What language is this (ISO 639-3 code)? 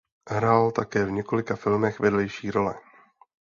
ces